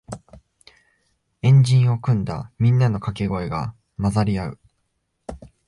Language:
Japanese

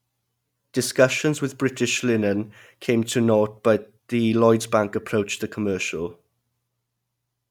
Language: English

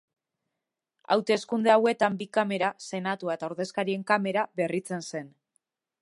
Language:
Basque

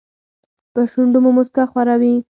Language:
Pashto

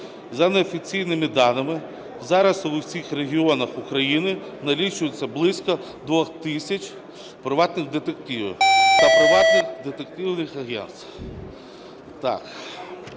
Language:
Ukrainian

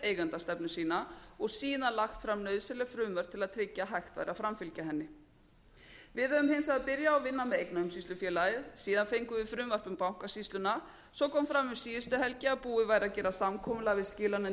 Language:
Icelandic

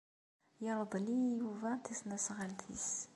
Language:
Kabyle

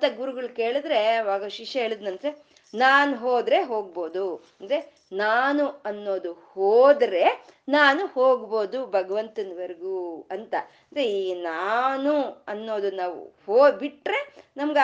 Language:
Kannada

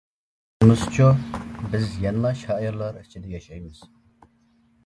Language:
Uyghur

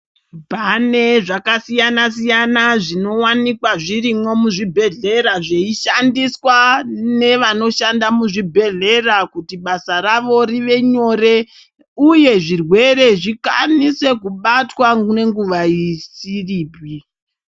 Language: Ndau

